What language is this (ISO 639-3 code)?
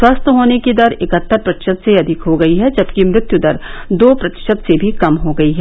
hin